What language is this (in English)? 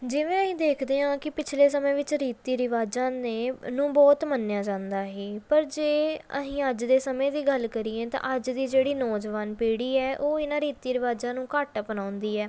Punjabi